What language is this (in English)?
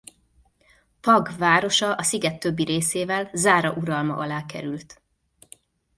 Hungarian